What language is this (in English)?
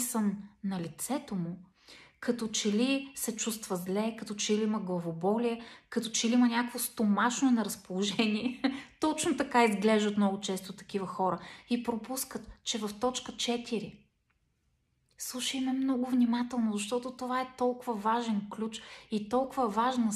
Bulgarian